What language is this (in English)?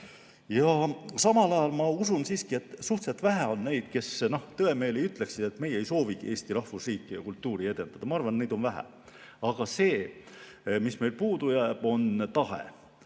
Estonian